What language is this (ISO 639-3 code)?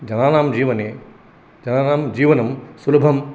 san